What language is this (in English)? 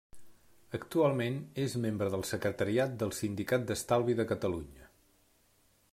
Catalan